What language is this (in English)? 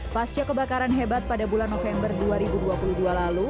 Indonesian